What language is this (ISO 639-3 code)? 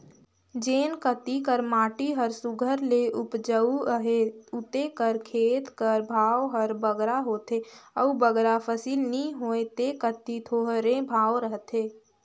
hne